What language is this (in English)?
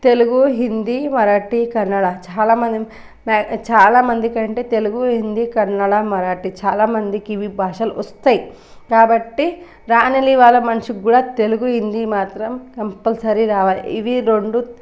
Telugu